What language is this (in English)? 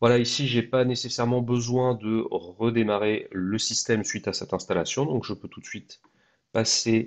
French